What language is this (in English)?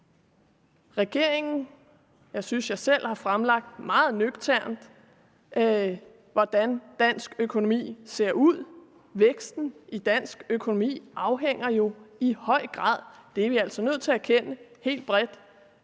Danish